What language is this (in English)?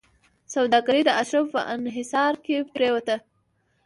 Pashto